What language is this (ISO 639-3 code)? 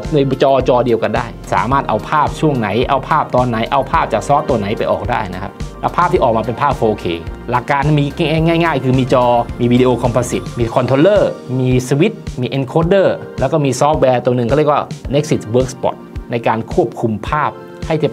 tha